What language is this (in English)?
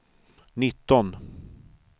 Swedish